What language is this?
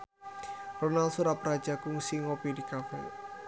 Sundanese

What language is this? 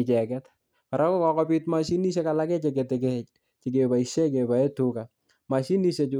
Kalenjin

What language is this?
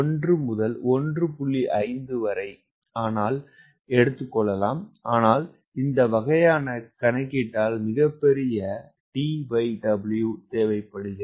Tamil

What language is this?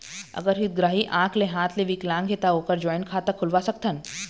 Chhattisgarhi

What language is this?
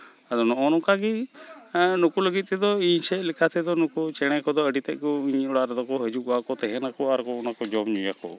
Santali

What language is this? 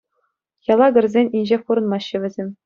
Chuvash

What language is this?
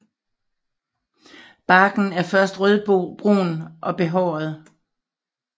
Danish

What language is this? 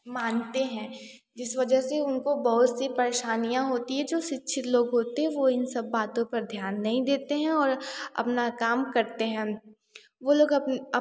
Hindi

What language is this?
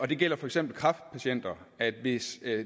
Danish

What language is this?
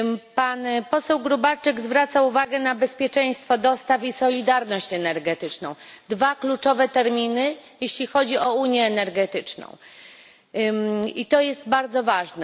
Polish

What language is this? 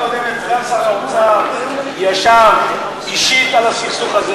Hebrew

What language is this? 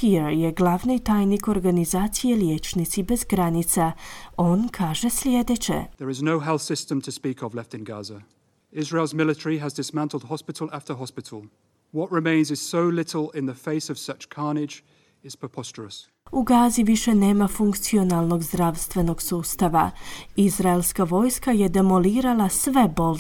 Croatian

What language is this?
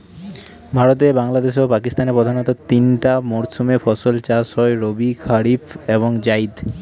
Bangla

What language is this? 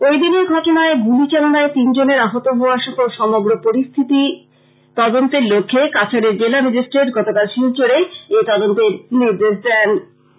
Bangla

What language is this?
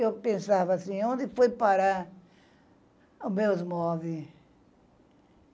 Portuguese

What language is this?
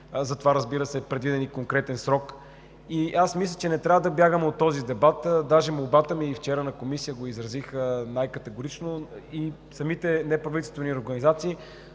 Bulgarian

